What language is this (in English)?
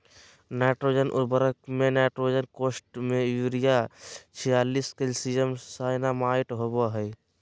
Magahi